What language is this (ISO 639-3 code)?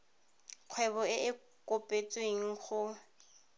tsn